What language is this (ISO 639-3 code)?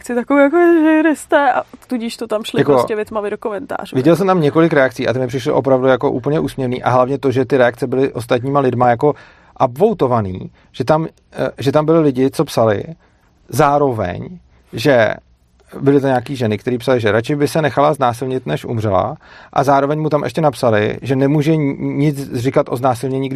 ces